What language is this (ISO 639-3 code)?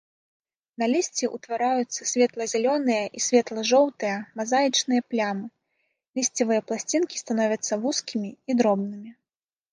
bel